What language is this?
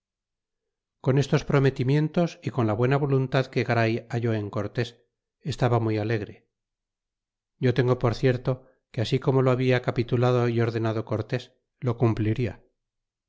Spanish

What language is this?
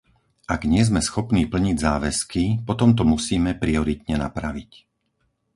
Slovak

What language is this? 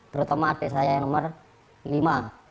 Indonesian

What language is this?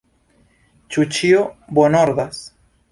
Esperanto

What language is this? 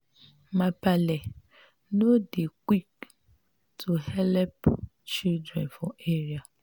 Nigerian Pidgin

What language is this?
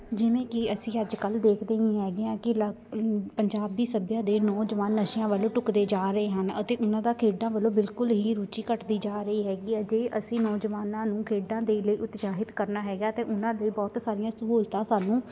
Punjabi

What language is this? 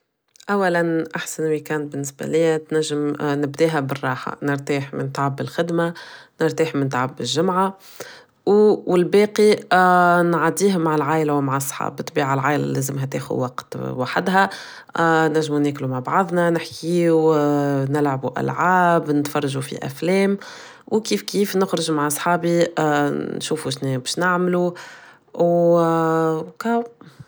Tunisian Arabic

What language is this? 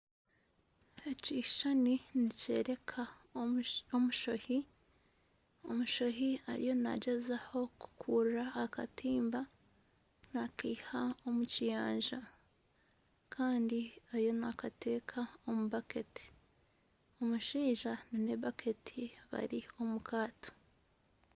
Nyankole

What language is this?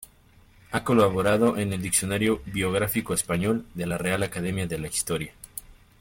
Spanish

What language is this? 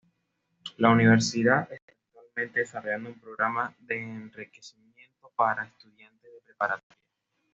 Spanish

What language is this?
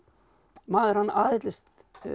Icelandic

